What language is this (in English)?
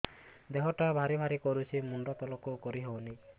Odia